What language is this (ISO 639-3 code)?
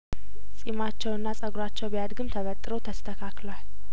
amh